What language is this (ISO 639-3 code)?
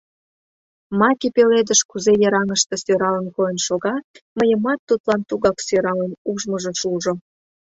chm